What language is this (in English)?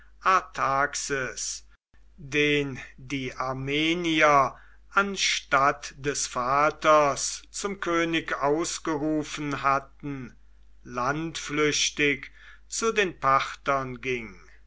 German